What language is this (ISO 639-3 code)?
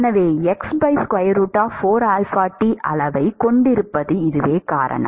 tam